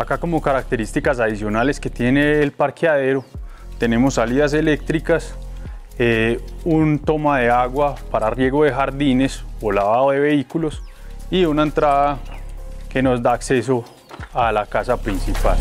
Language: Spanish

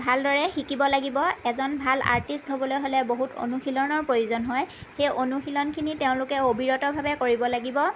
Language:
Assamese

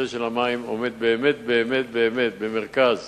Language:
Hebrew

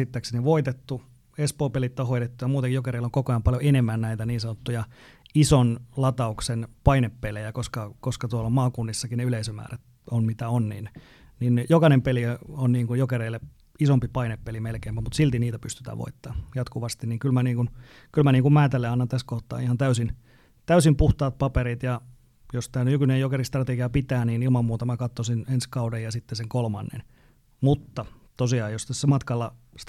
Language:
Finnish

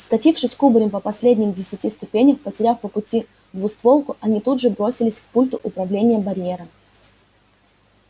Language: Russian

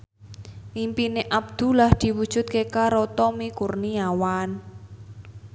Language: Javanese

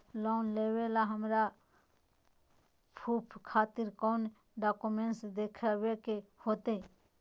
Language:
Magahi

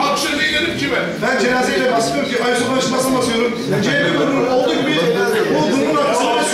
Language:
Turkish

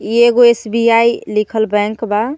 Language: Bhojpuri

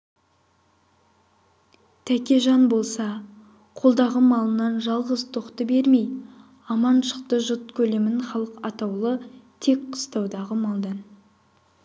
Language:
Kazakh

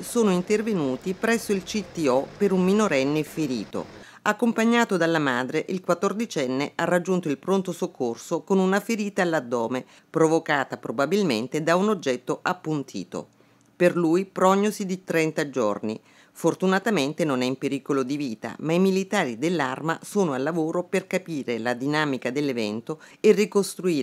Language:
Italian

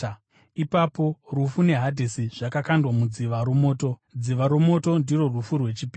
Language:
Shona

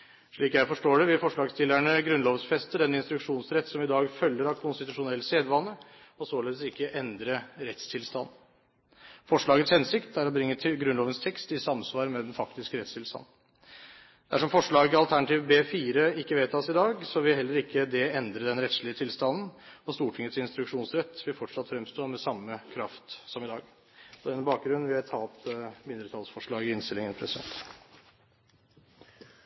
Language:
Norwegian Bokmål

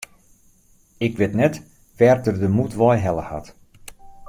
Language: Western Frisian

